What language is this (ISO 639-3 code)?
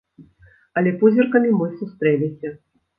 bel